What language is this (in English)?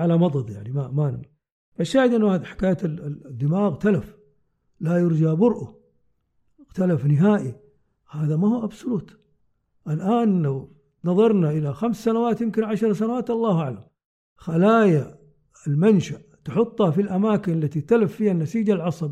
Arabic